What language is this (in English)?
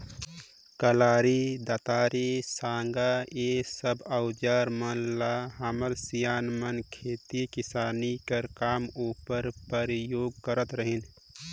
Chhattisgarhi